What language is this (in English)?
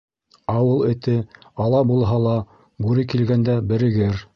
Bashkir